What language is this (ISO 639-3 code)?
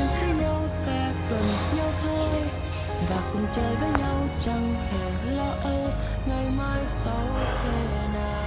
vie